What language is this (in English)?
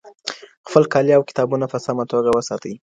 Pashto